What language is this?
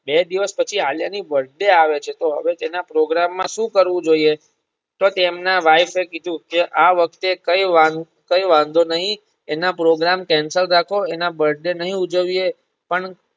Gujarati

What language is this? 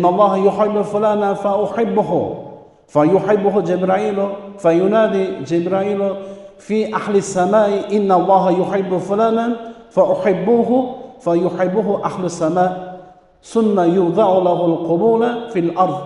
Turkish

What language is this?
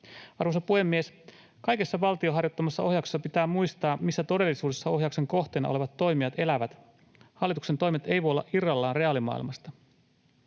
Finnish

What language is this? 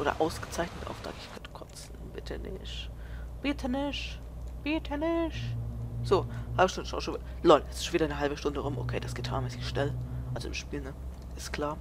German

